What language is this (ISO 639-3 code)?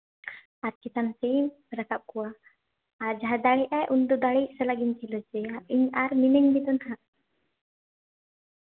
sat